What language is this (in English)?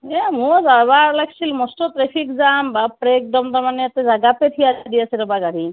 Assamese